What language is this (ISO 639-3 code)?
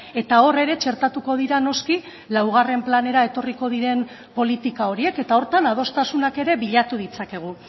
eus